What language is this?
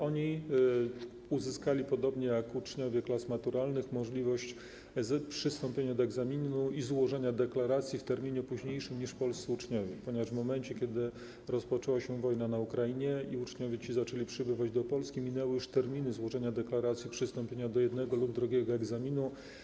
Polish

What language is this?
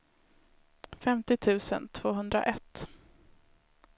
Swedish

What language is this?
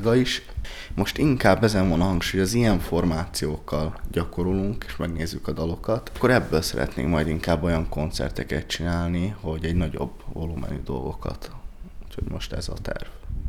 Hungarian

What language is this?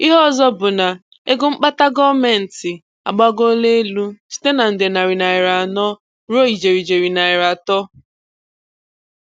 Igbo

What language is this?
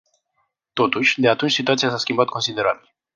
Romanian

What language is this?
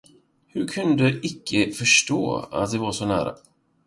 Swedish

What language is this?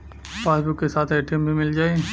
Bhojpuri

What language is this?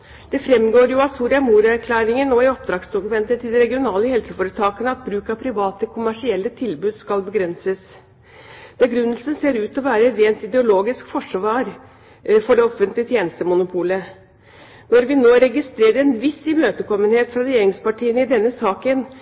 Norwegian Bokmål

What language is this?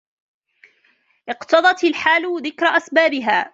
Arabic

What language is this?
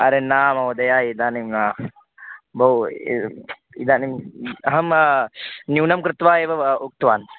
Sanskrit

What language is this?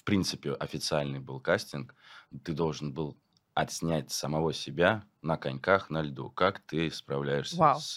Russian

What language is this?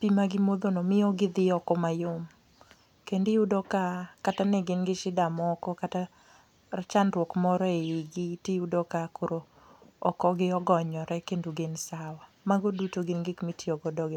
Luo (Kenya and Tanzania)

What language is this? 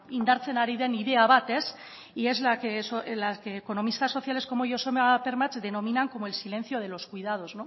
Spanish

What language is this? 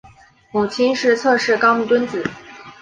Chinese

